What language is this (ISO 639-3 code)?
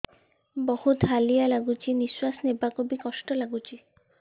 ori